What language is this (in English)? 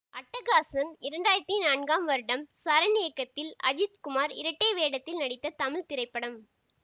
Tamil